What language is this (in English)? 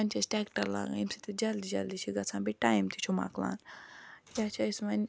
Kashmiri